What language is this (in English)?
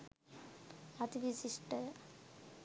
Sinhala